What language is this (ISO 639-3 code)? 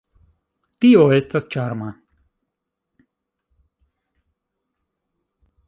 epo